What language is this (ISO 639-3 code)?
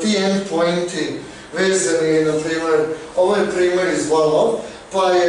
bul